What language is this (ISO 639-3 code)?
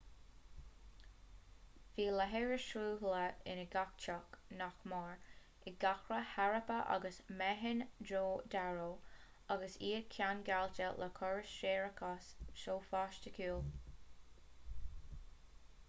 gle